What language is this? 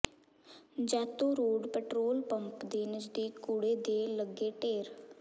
Punjabi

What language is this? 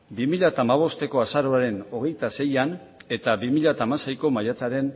Basque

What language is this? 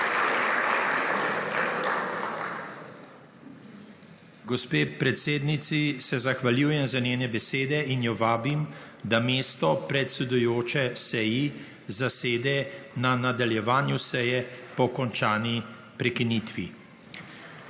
Slovenian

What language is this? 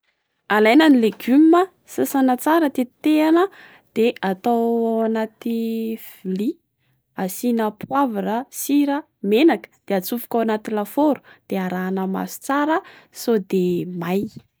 Malagasy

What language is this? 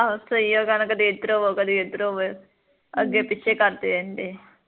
Punjabi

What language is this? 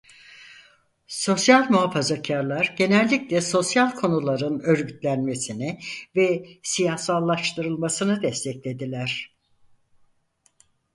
Turkish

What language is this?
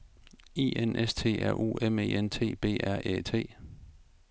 Danish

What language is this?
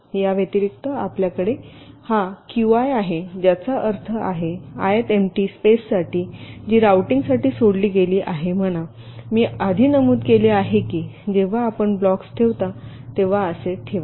Marathi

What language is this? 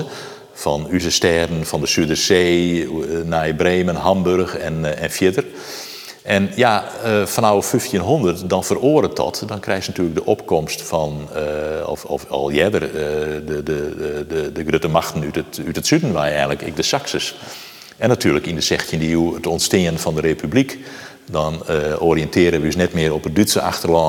Dutch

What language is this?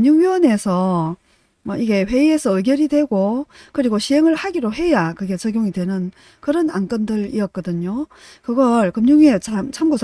Korean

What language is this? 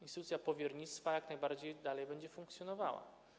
Polish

